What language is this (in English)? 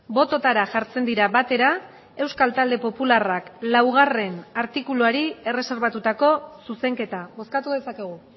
Basque